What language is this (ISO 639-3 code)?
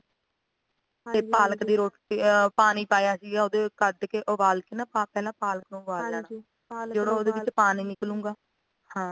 pan